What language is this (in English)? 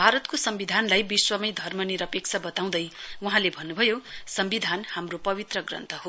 Nepali